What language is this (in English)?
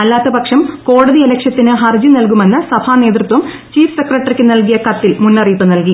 Malayalam